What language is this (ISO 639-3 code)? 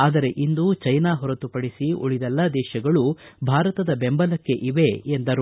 kan